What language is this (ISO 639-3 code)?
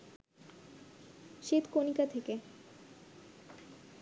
ben